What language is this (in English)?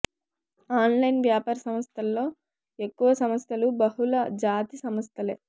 Telugu